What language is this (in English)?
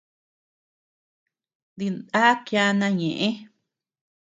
Tepeuxila Cuicatec